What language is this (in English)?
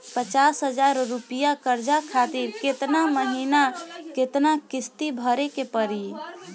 Bhojpuri